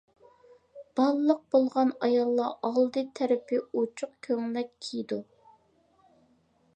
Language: Uyghur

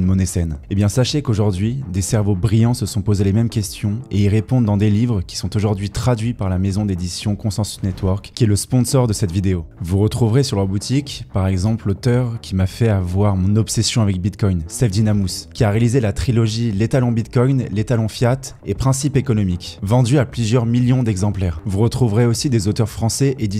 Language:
French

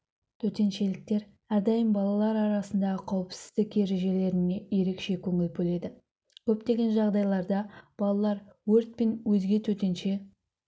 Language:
Kazakh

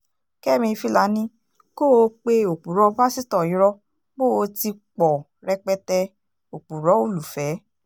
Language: Yoruba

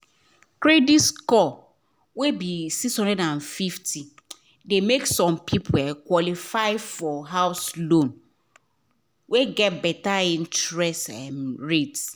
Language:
Nigerian Pidgin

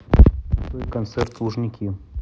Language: Russian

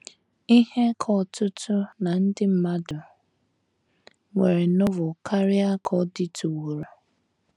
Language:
Igbo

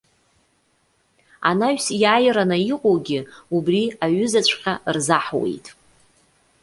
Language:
Abkhazian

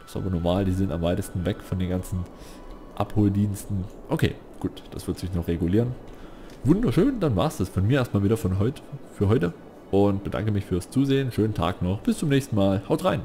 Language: German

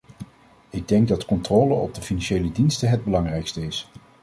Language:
Dutch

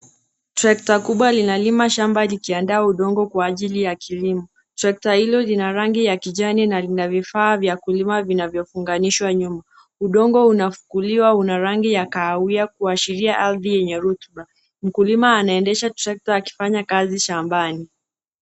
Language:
Swahili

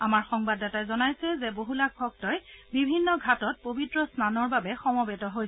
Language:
Assamese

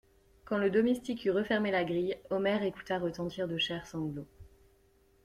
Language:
French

